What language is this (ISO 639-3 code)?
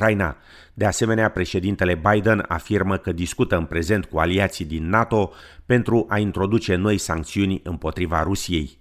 ron